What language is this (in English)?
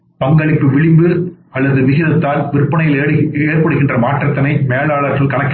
Tamil